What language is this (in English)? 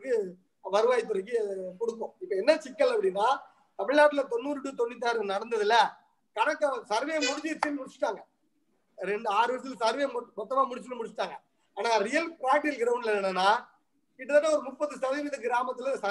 Tamil